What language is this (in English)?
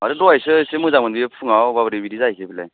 Bodo